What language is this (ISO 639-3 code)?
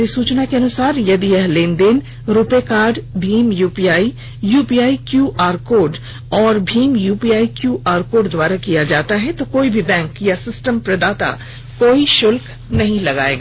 hin